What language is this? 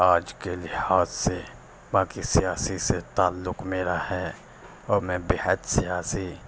Urdu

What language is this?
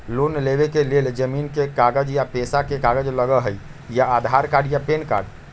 Magahi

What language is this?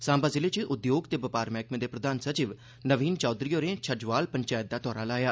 Dogri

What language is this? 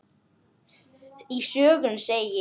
Icelandic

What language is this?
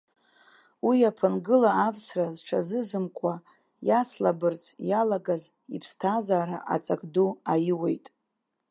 Abkhazian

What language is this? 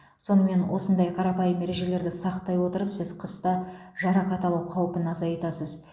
Kazakh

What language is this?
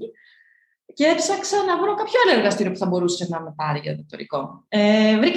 Greek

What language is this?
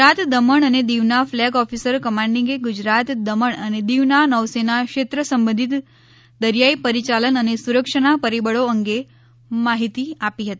Gujarati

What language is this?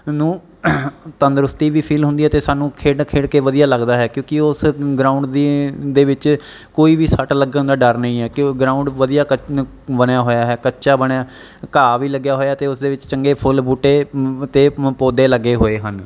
Punjabi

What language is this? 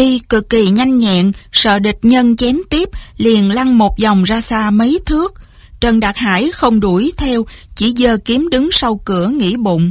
Vietnamese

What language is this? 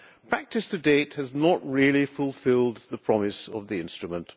English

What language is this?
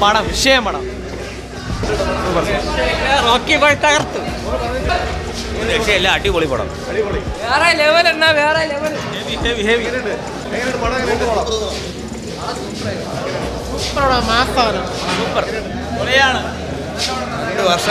Hindi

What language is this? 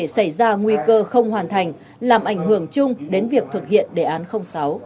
Vietnamese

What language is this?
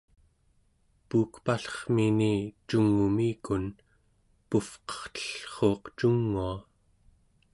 Central Yupik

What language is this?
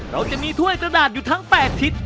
Thai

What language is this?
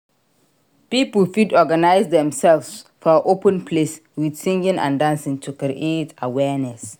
Nigerian Pidgin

